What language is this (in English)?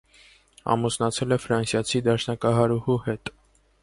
Armenian